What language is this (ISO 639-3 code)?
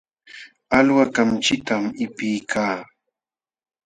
qxw